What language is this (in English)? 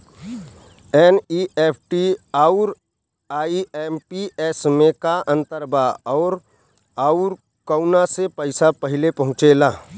Bhojpuri